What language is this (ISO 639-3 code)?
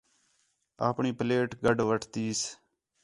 xhe